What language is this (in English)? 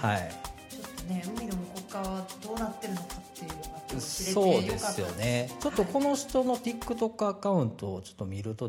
Japanese